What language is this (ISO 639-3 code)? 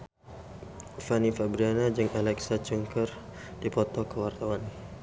sun